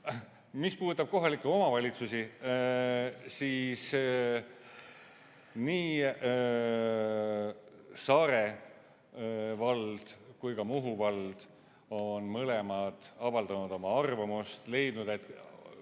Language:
Estonian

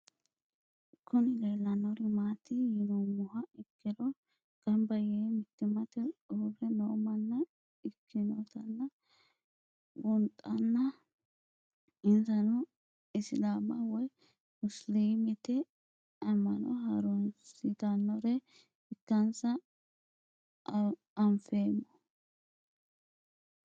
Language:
Sidamo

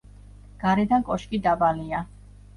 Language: Georgian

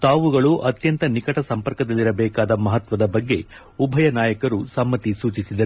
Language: Kannada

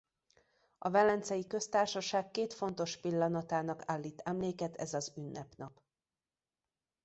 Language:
Hungarian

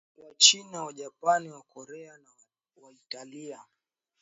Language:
Swahili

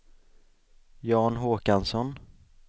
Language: Swedish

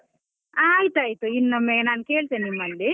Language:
Kannada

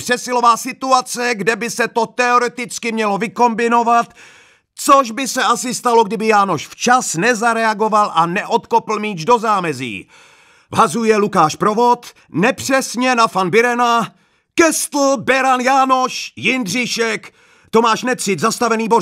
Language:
Czech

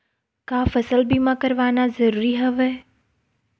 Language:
Chhattisgarhi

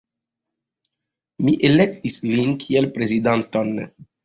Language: Esperanto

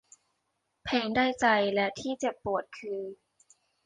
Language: Thai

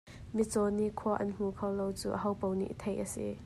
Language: Hakha Chin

